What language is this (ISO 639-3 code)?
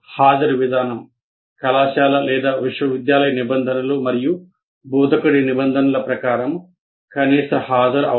tel